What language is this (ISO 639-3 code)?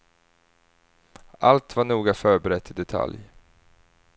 swe